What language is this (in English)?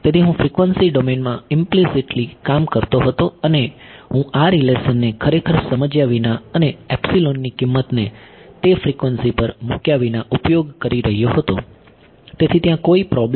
Gujarati